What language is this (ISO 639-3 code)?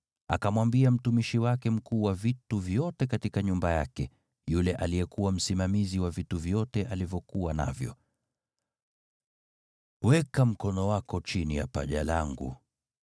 swa